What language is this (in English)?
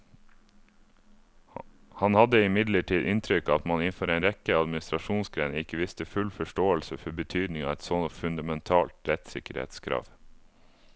Norwegian